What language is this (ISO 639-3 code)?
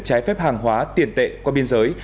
vie